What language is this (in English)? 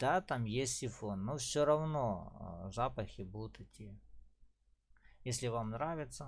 Russian